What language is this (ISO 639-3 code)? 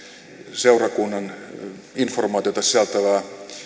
fin